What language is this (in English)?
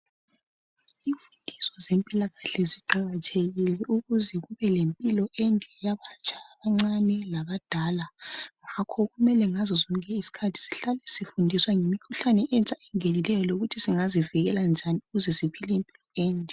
North Ndebele